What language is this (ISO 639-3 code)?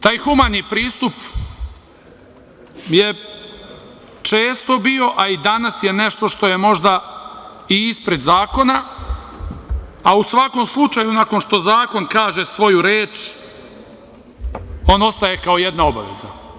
srp